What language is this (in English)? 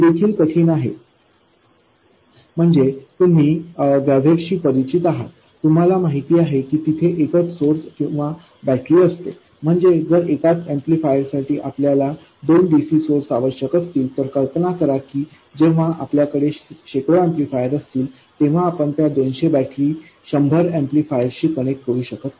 Marathi